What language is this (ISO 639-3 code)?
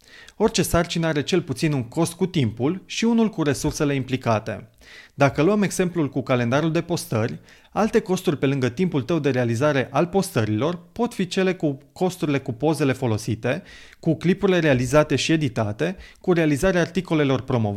ron